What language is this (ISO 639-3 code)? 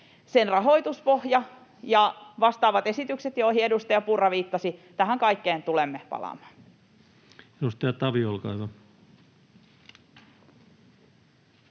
fin